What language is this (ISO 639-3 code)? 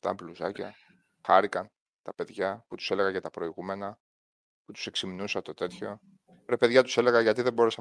ell